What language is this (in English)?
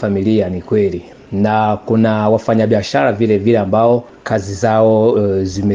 Swahili